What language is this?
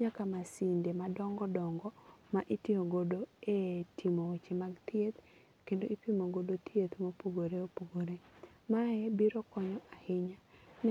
Luo (Kenya and Tanzania)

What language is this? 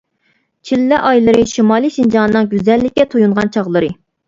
Uyghur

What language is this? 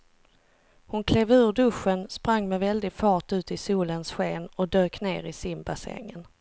Swedish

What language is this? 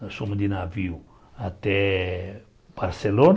Portuguese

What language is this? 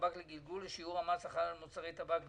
Hebrew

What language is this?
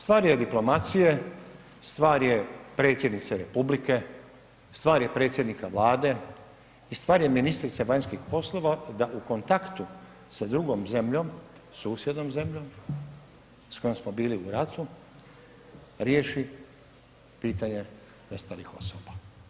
Croatian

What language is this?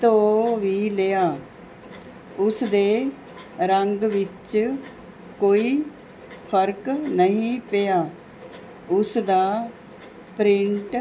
Punjabi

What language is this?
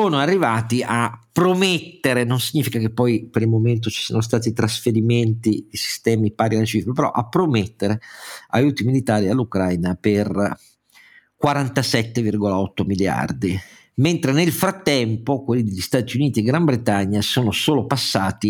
Italian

